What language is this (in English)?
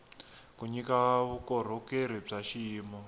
Tsonga